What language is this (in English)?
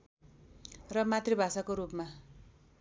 Nepali